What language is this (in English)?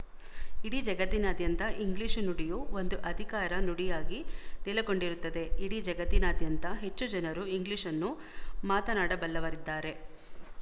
Kannada